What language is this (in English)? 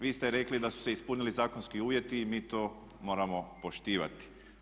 Croatian